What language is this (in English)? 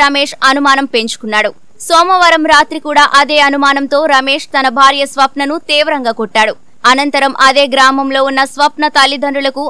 Hindi